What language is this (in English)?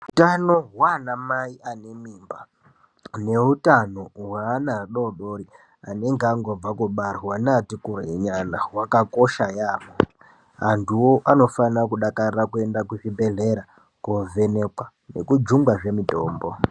Ndau